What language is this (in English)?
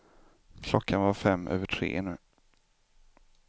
Swedish